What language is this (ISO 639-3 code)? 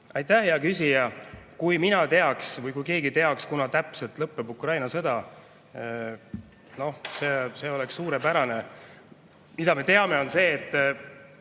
est